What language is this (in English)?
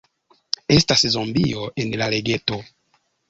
Esperanto